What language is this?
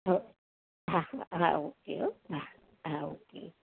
Gujarati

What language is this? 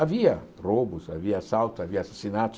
Portuguese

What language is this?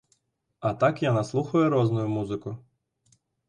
Belarusian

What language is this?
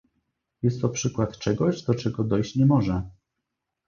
Polish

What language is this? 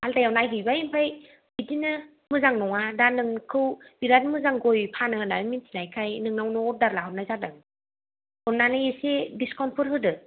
Bodo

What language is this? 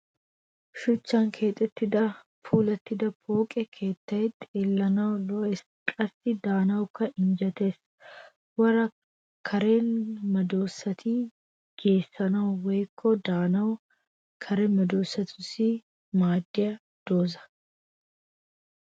Wolaytta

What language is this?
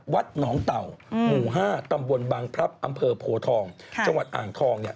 Thai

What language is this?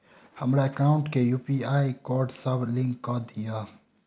Maithili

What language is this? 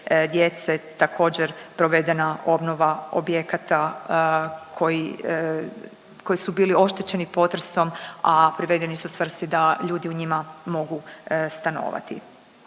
Croatian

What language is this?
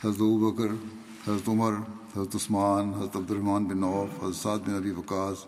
Urdu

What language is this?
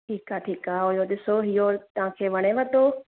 Sindhi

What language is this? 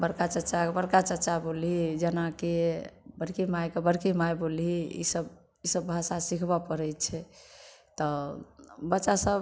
Maithili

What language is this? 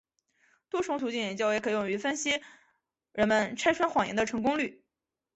Chinese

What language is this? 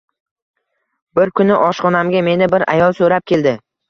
Uzbek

